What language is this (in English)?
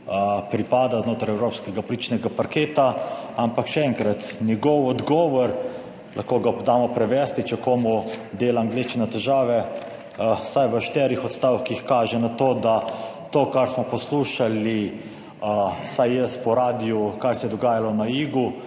Slovenian